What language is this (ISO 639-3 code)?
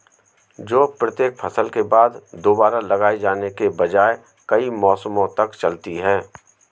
hin